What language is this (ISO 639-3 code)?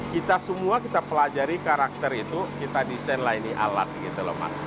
ind